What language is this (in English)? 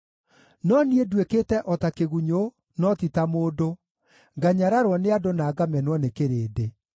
Kikuyu